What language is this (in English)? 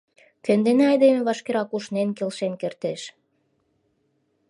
Mari